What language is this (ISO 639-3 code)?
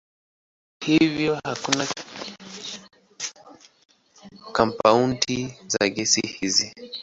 swa